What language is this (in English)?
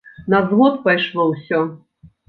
Belarusian